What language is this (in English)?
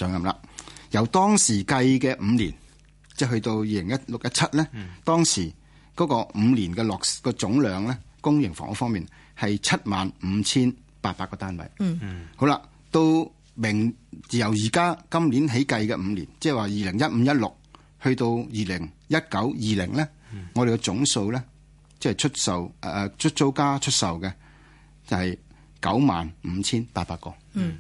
Chinese